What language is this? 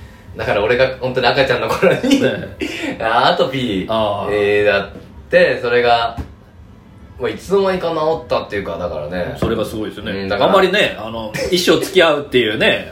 Japanese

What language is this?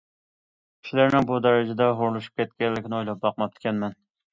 Uyghur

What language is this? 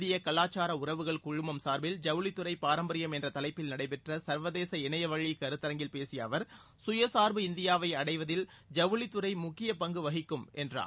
Tamil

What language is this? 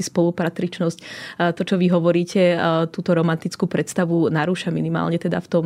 Slovak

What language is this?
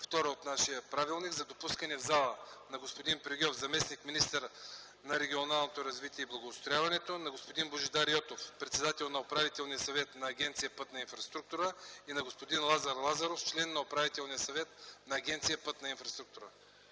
Bulgarian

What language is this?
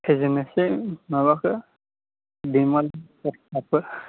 Bodo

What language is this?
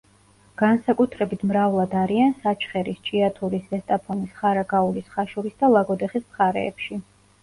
Georgian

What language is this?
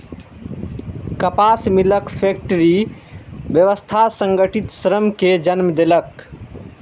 Maithili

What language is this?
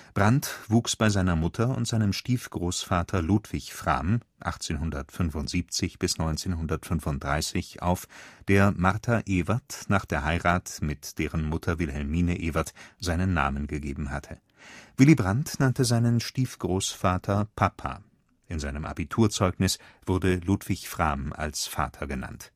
German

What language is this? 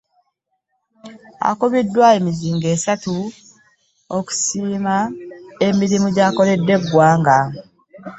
Ganda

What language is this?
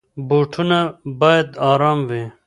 Pashto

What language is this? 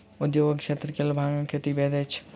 Maithili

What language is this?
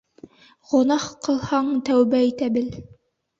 Bashkir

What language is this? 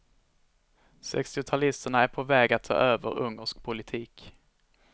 Swedish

